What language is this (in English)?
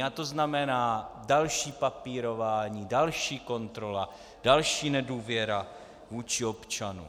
Czech